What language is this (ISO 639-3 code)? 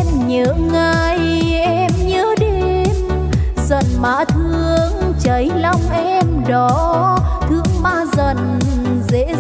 vie